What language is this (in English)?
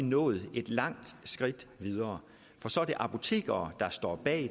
Danish